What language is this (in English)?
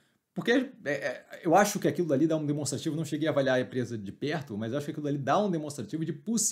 Portuguese